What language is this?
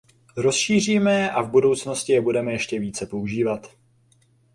Czech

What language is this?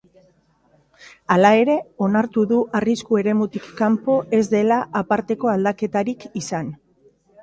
Basque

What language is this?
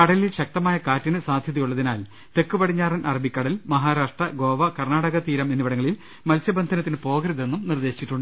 Malayalam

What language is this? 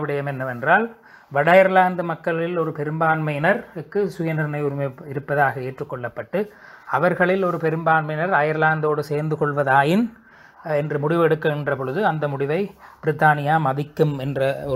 Tamil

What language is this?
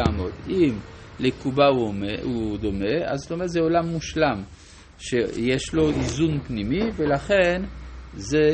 Hebrew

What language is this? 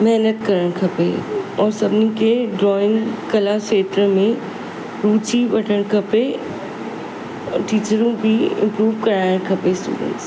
Sindhi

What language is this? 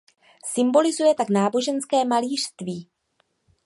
Czech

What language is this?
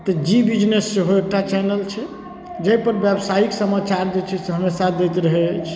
Maithili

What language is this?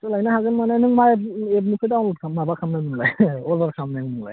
Bodo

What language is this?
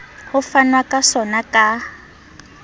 Southern Sotho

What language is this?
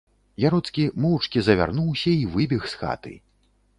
Belarusian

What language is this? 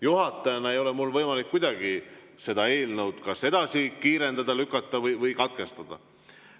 Estonian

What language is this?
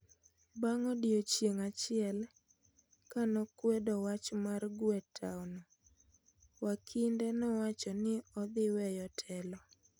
Luo (Kenya and Tanzania)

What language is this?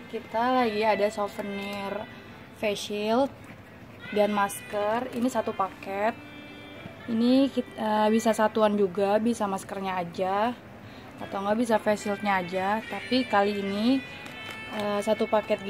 Indonesian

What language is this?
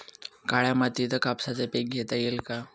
Marathi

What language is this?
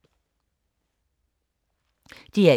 Danish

